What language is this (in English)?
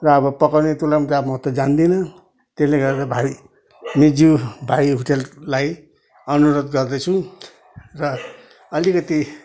Nepali